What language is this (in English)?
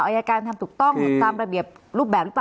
Thai